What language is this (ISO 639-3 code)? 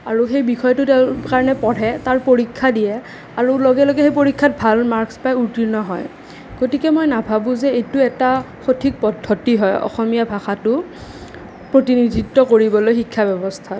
asm